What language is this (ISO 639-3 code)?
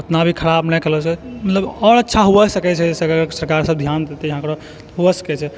mai